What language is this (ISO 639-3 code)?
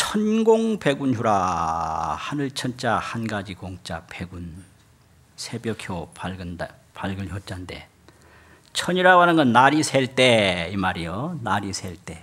kor